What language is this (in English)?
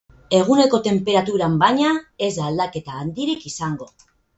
Basque